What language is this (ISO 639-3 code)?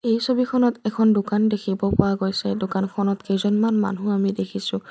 asm